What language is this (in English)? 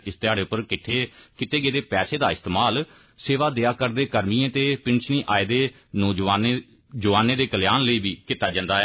Dogri